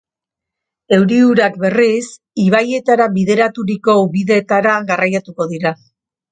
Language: Basque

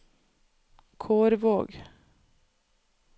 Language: Norwegian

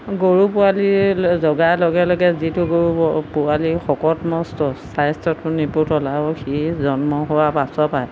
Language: Assamese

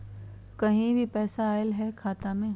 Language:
Magahi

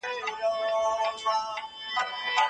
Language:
Pashto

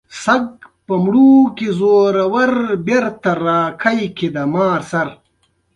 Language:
Pashto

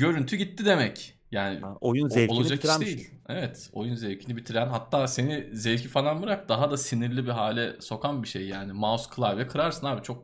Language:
Turkish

